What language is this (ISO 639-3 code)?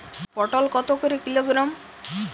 ben